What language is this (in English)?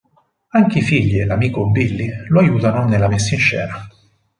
Italian